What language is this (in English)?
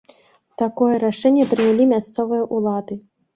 Belarusian